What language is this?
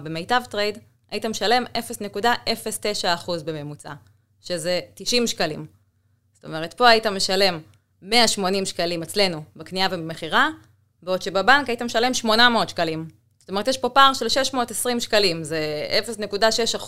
Hebrew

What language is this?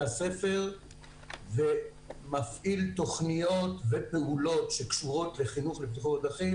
Hebrew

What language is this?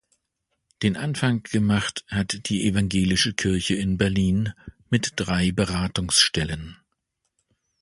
German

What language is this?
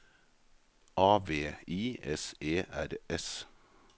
Norwegian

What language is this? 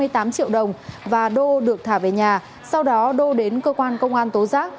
Vietnamese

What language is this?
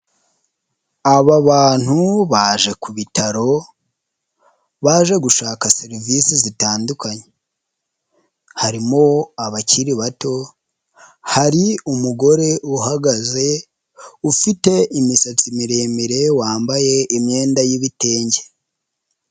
Kinyarwanda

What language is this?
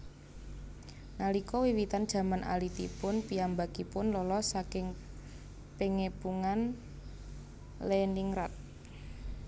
Javanese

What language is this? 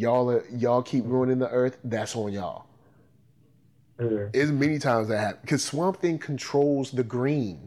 English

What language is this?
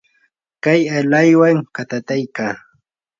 Yanahuanca Pasco Quechua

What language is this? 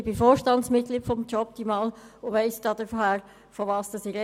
Swiss German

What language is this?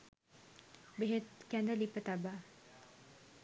Sinhala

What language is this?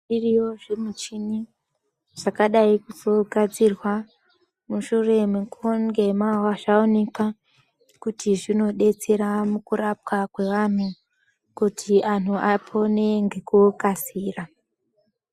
Ndau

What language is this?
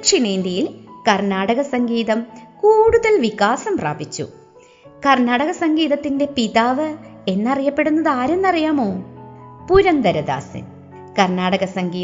Malayalam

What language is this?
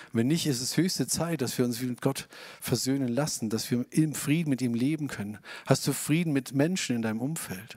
German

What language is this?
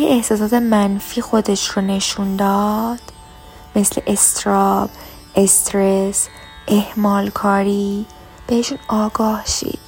Persian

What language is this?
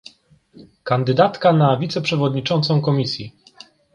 Polish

